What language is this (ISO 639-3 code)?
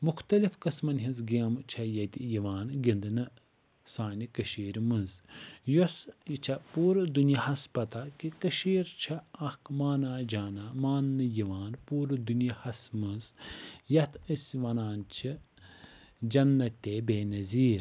kas